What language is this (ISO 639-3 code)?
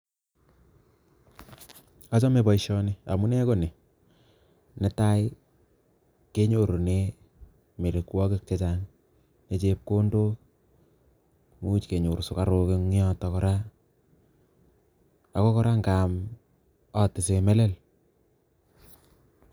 kln